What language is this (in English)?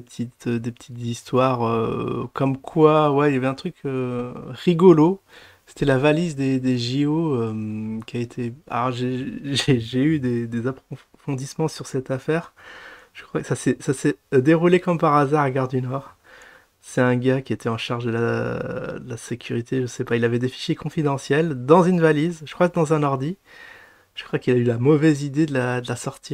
French